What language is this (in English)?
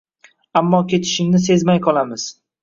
Uzbek